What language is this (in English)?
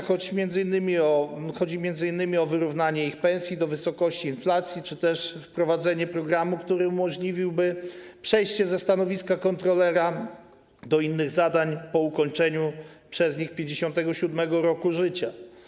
Polish